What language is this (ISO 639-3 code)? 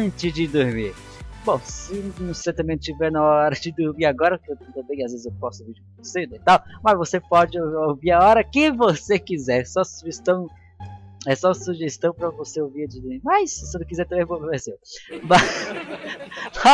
por